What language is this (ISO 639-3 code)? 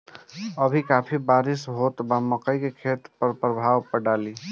bho